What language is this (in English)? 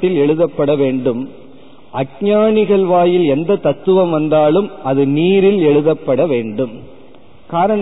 Tamil